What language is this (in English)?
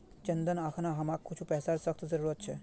Magahi